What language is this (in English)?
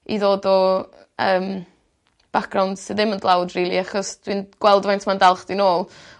Welsh